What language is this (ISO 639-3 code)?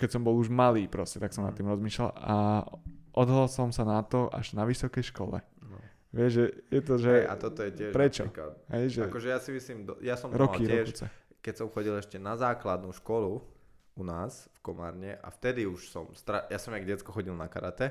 slk